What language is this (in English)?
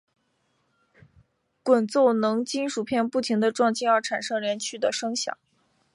Chinese